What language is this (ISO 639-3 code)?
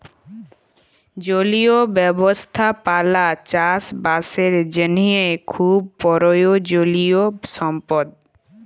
ben